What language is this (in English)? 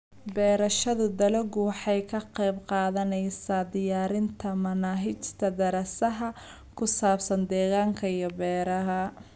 Somali